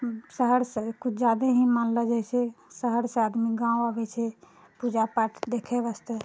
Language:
Maithili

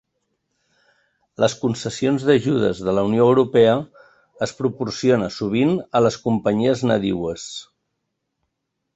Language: Catalan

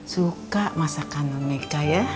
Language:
Indonesian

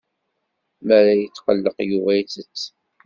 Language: Kabyle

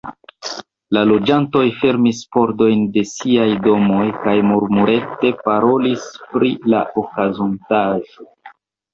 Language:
Esperanto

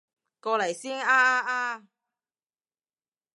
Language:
Cantonese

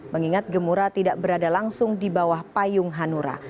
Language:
Indonesian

